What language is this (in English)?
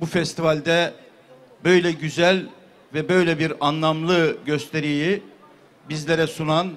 Turkish